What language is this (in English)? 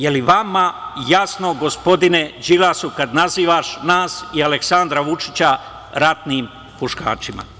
Serbian